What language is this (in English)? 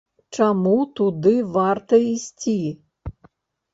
Belarusian